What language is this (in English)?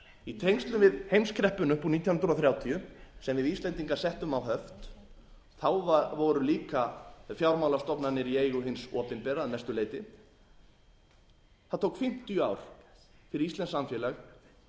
Icelandic